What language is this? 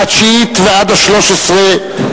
Hebrew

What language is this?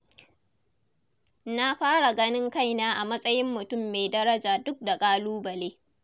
Hausa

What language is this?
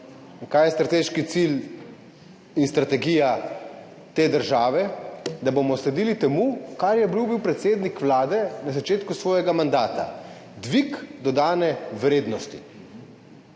Slovenian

